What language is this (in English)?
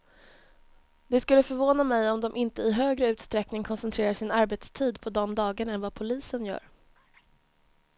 Swedish